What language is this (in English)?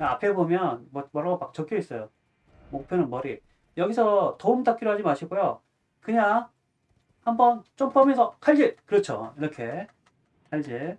Korean